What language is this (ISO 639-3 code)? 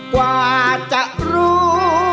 tha